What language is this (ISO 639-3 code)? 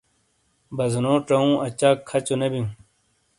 scl